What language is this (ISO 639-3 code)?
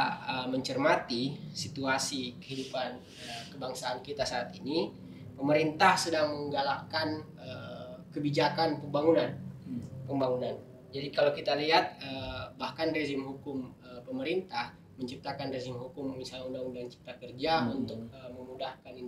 ind